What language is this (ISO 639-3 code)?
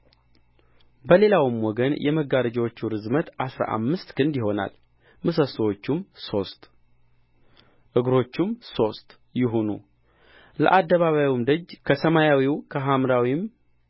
amh